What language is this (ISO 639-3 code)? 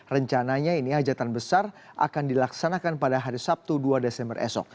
ind